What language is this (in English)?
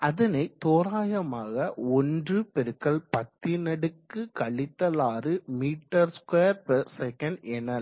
Tamil